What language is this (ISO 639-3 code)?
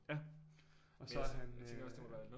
dan